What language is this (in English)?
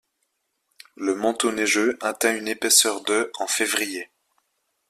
French